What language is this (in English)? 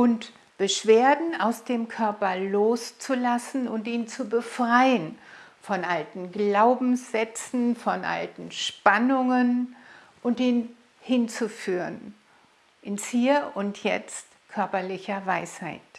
German